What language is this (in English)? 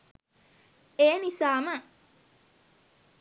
Sinhala